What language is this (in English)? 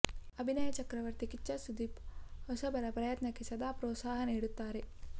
Kannada